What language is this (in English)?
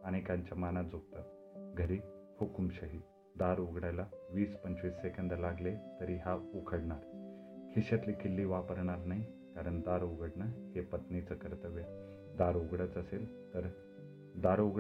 Marathi